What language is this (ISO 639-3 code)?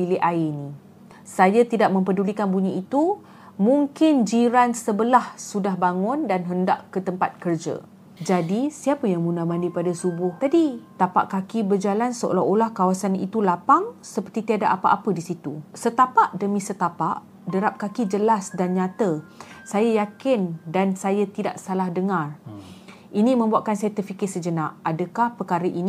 msa